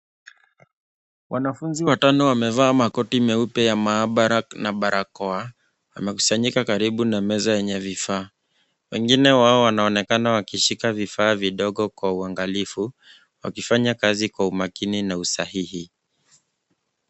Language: Swahili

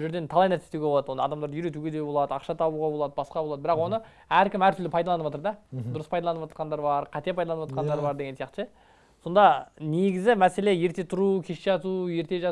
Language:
Turkish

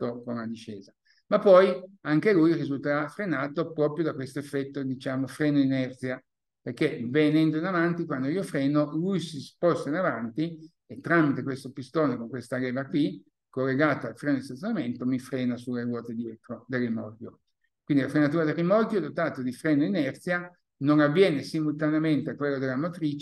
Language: Italian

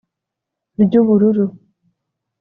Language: Kinyarwanda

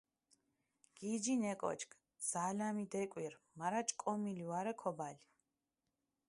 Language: Mingrelian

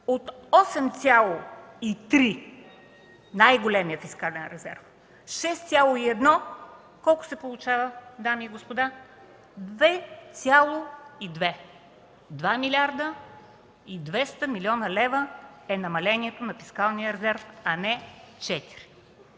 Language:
Bulgarian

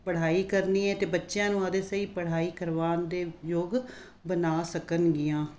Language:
Punjabi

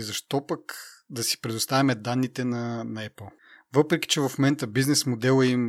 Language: Bulgarian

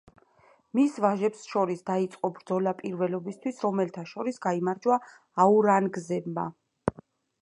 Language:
Georgian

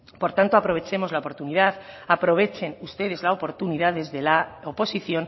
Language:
Spanish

